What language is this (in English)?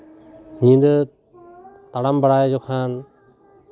Santali